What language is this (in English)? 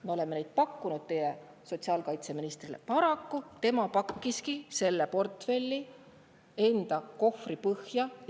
Estonian